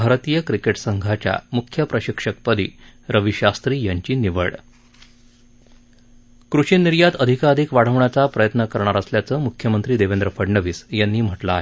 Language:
Marathi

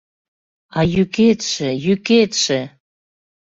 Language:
Mari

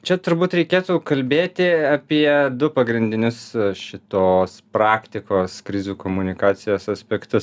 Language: Lithuanian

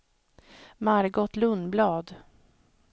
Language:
Swedish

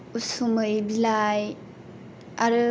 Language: Bodo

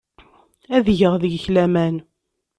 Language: Kabyle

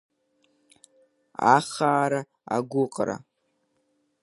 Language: Abkhazian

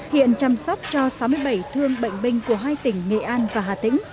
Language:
Vietnamese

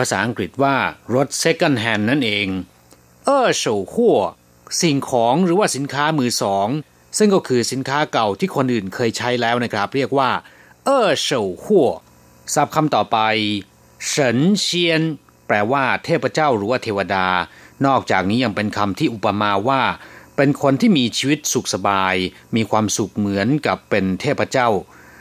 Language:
Thai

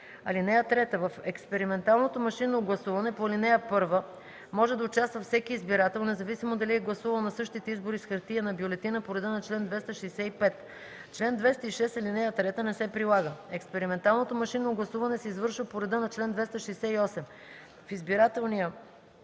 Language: Bulgarian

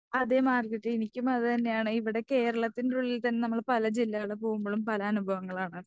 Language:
Malayalam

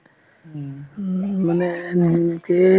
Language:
Assamese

